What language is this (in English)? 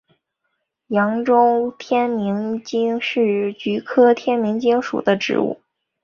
Chinese